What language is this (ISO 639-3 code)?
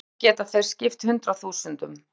isl